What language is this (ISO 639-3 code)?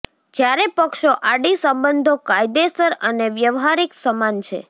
guj